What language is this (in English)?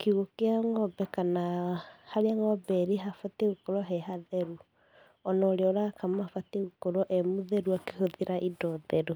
Kikuyu